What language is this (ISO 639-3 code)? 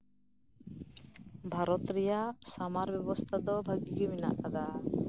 sat